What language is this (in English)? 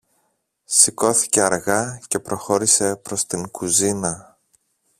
Greek